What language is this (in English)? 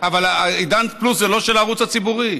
Hebrew